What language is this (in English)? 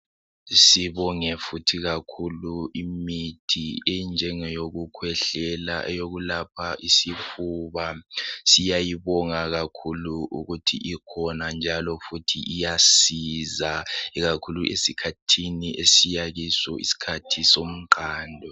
North Ndebele